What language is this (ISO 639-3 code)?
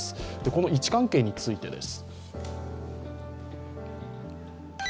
jpn